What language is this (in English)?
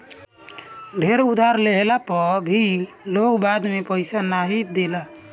Bhojpuri